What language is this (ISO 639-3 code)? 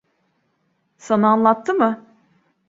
tur